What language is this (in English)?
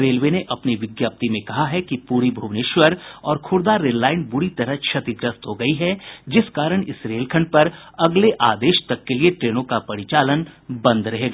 Hindi